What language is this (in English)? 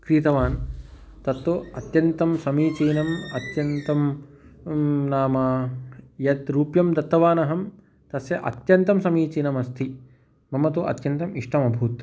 Sanskrit